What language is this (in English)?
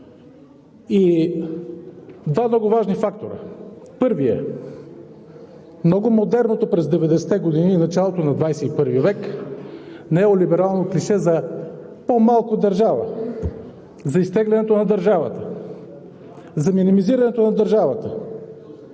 Bulgarian